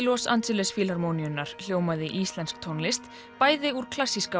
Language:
Icelandic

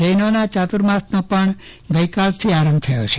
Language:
Gujarati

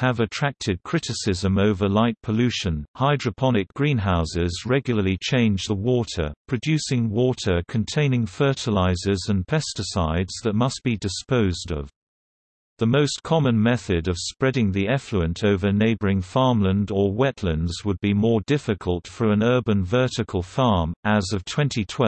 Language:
English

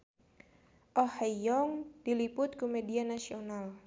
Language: Sundanese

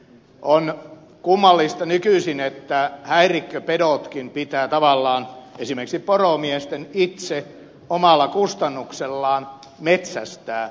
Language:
Finnish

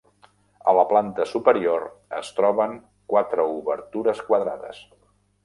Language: Catalan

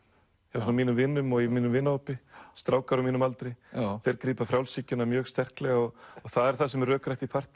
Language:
Icelandic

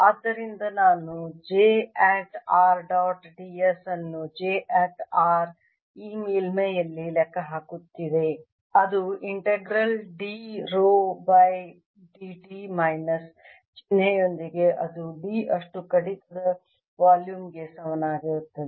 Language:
Kannada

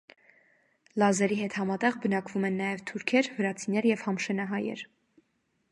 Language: Armenian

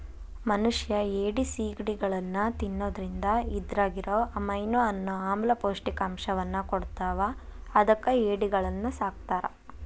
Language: Kannada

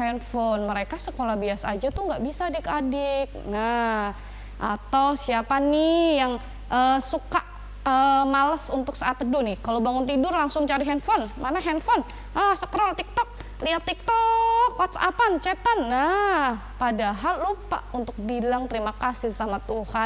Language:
Indonesian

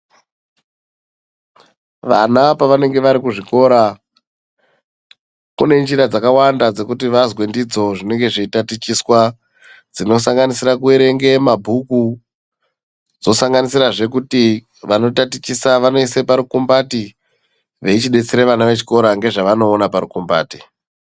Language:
Ndau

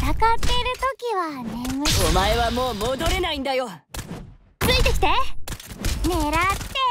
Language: Japanese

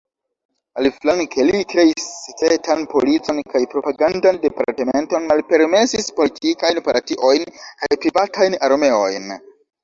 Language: Esperanto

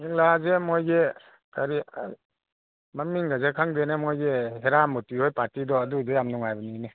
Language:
Manipuri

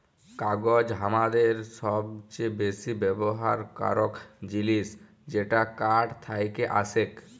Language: Bangla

